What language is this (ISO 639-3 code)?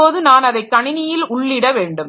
tam